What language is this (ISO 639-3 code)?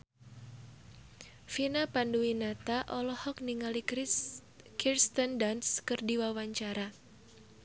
sun